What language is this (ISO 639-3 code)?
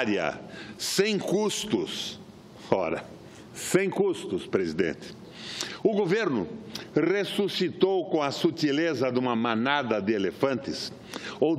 por